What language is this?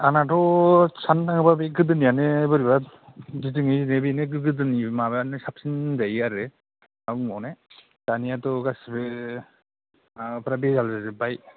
Bodo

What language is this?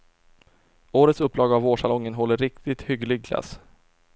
Swedish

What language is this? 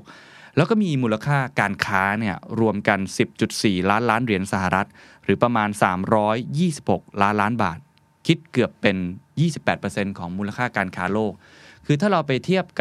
Thai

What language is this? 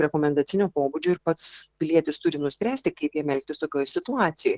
Lithuanian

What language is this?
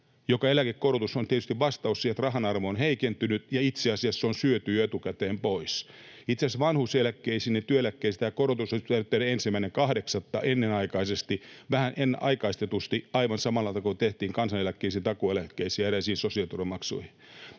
Finnish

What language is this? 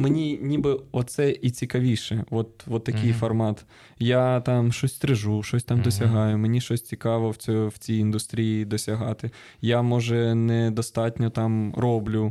Ukrainian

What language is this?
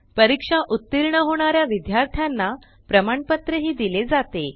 Marathi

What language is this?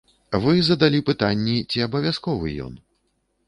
Belarusian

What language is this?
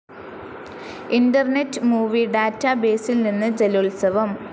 Malayalam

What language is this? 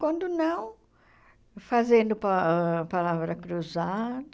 Portuguese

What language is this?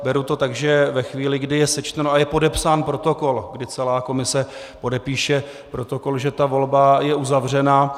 Czech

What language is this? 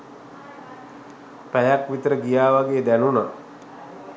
Sinhala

